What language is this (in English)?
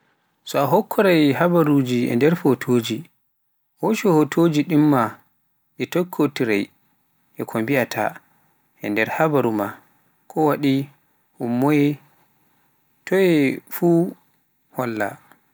Pular